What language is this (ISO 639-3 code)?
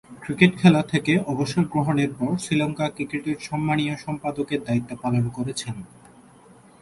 ben